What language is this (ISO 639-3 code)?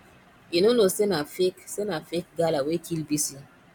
pcm